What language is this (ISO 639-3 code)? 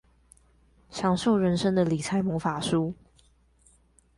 zho